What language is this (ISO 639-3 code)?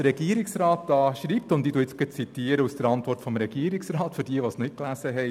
gsw